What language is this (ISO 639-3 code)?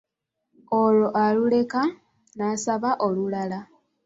lug